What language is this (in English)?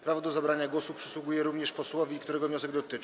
Polish